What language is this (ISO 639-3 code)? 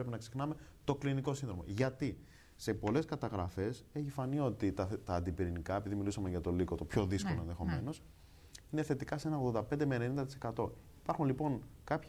ell